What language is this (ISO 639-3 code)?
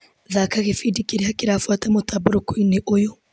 kik